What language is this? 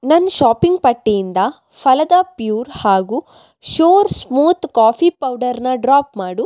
Kannada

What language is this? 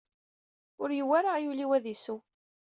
Kabyle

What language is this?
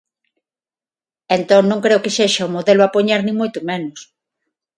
Galician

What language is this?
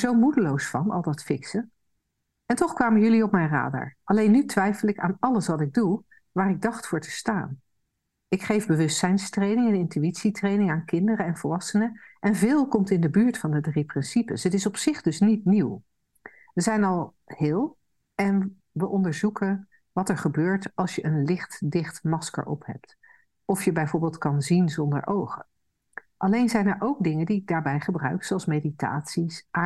Dutch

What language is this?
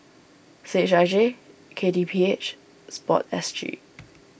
English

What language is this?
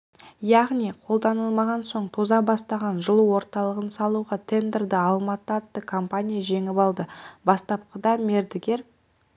Kazakh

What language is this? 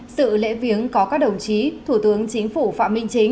Vietnamese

